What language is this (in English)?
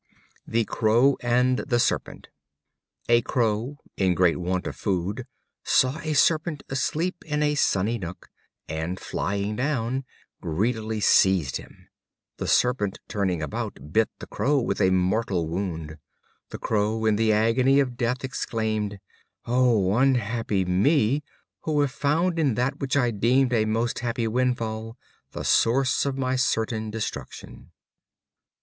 English